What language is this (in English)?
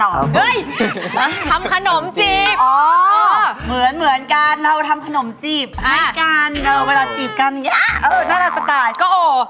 Thai